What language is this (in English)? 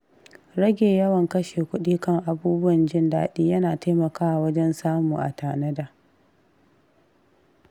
Hausa